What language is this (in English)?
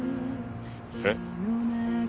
Japanese